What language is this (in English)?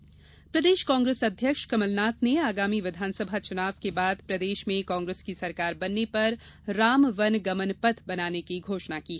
Hindi